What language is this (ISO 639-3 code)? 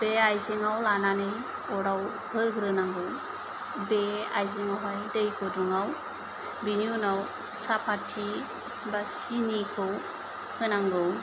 brx